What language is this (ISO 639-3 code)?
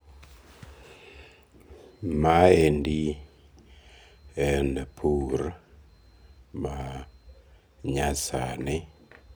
luo